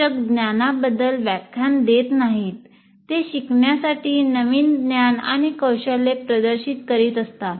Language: Marathi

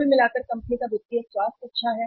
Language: Hindi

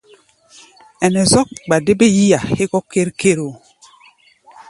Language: Gbaya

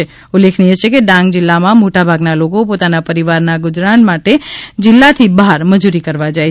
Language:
Gujarati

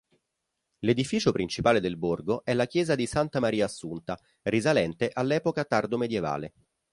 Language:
Italian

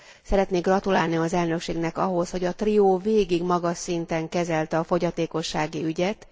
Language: Hungarian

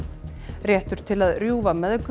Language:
Icelandic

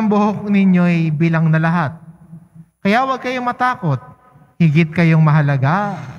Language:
Filipino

